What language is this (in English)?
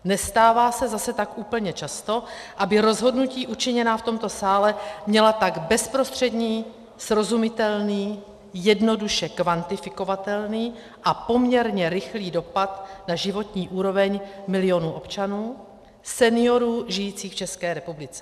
Czech